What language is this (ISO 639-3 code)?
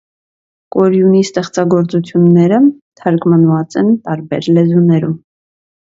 hye